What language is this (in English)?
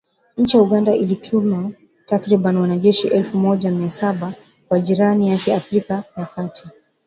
Swahili